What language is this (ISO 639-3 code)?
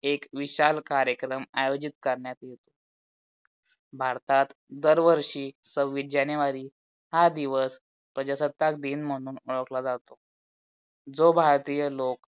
mar